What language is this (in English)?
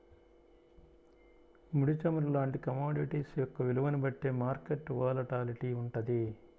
Telugu